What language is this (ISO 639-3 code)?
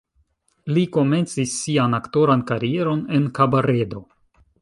epo